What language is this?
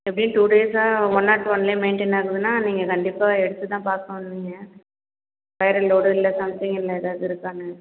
Tamil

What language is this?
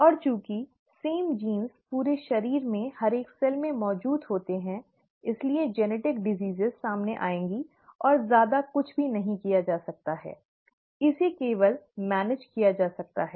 Hindi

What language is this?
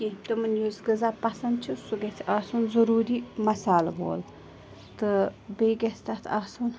Kashmiri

